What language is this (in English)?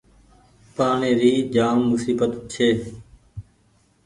Goaria